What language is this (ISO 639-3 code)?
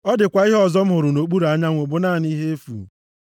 ibo